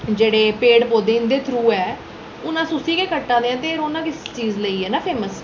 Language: Dogri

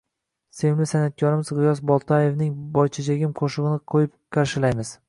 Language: Uzbek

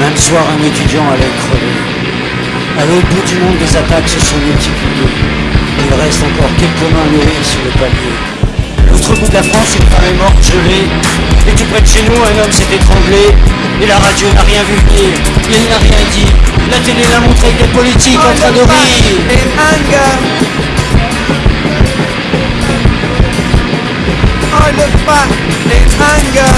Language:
French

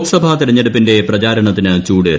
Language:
Malayalam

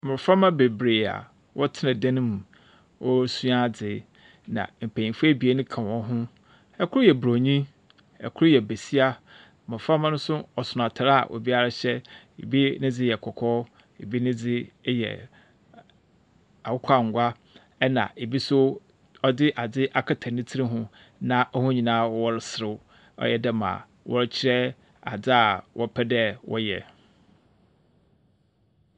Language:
Akan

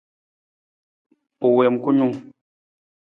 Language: Nawdm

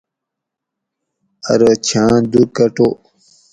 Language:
Gawri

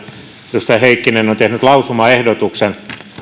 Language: Finnish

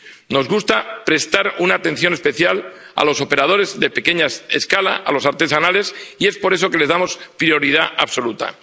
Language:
Spanish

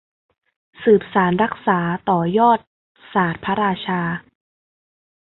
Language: Thai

